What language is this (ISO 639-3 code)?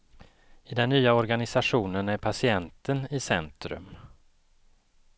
swe